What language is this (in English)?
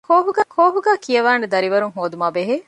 Divehi